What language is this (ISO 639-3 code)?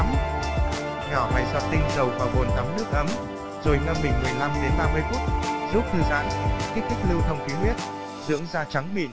vie